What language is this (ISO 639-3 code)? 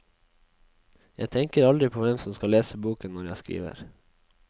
nor